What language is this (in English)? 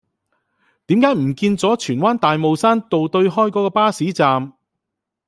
Cantonese